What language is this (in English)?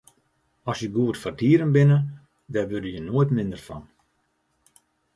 Western Frisian